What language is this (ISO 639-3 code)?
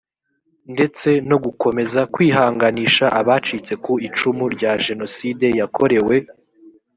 kin